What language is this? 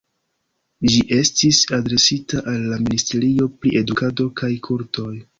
Esperanto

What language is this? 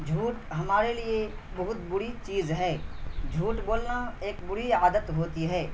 Urdu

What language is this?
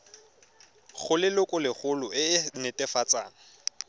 Tswana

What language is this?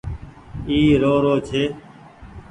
Goaria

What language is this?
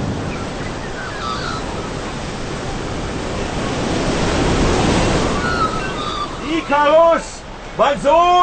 Romanian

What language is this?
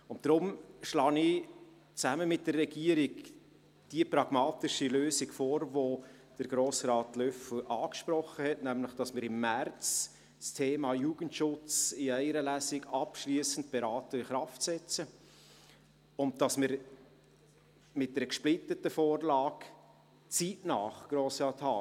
Swiss German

